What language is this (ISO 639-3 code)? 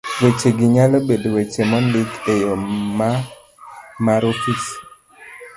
luo